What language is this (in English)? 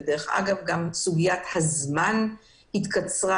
Hebrew